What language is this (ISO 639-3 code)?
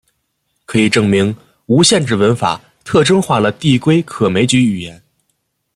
zho